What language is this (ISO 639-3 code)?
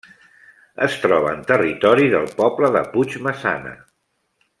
cat